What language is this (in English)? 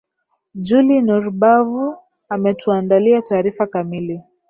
Swahili